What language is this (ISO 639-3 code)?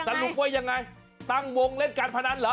tha